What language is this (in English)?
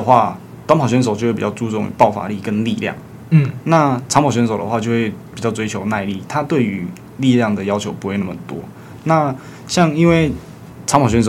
Chinese